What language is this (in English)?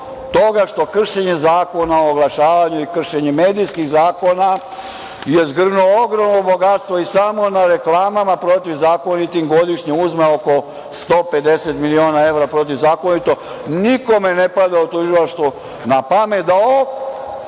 Serbian